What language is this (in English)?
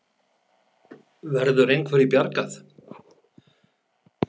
Icelandic